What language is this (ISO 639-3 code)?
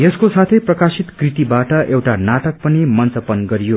nep